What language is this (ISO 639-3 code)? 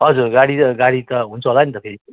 nep